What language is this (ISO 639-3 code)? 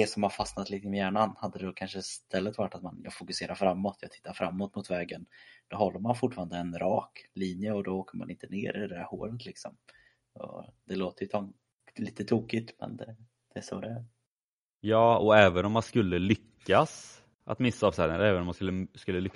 swe